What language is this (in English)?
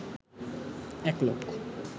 Bangla